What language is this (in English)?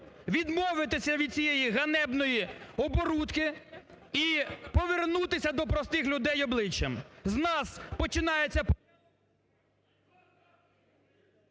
Ukrainian